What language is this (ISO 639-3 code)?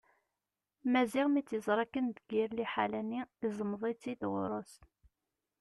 kab